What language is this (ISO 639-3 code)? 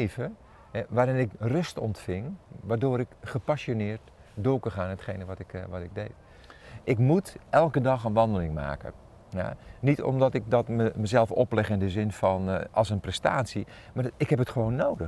nld